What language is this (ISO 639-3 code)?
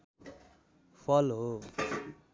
nep